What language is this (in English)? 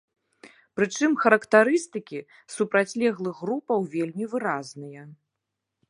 Belarusian